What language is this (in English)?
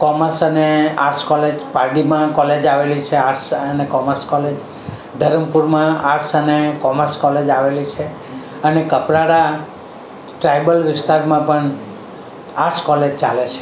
Gujarati